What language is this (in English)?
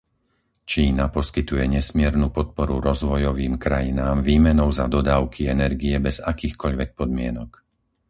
Slovak